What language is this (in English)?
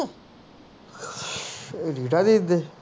Punjabi